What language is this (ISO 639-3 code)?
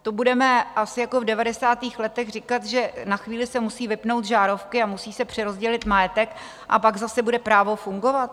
ces